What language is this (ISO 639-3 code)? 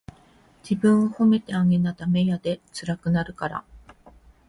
jpn